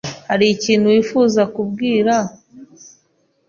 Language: Kinyarwanda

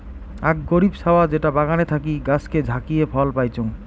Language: Bangla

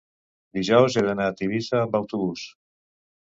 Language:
Catalan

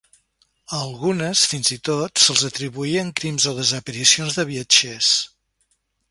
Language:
Catalan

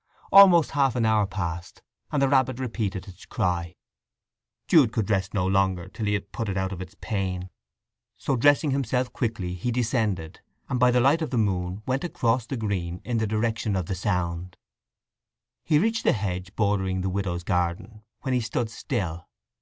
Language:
English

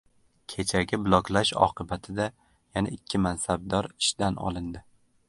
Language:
Uzbek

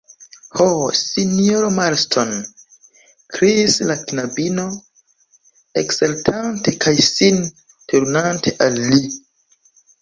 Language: Esperanto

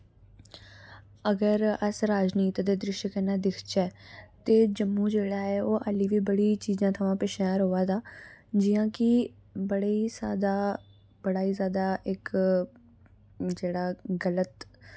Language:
Dogri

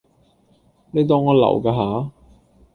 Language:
Cantonese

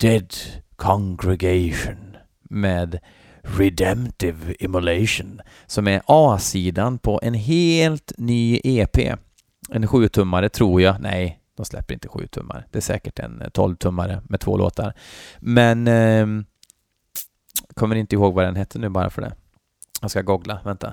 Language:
Swedish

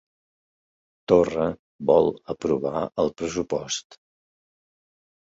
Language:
Catalan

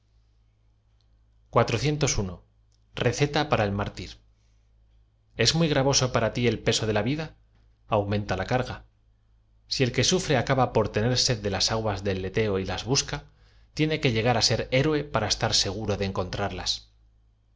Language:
Spanish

